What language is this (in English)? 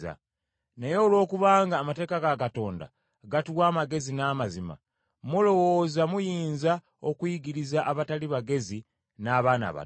Ganda